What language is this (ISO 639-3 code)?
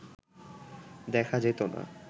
ben